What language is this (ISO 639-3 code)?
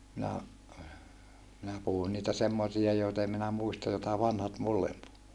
fin